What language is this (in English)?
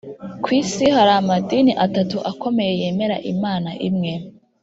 Kinyarwanda